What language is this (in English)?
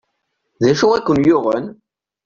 Kabyle